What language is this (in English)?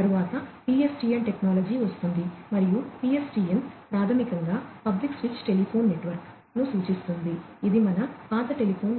Telugu